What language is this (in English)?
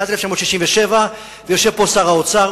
Hebrew